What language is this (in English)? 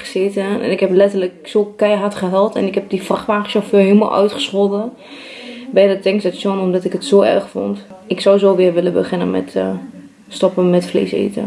Dutch